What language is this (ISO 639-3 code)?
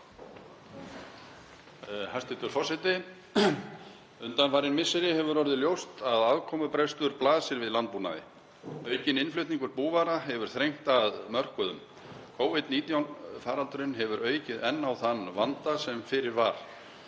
isl